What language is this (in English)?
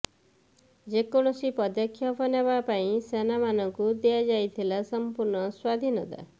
Odia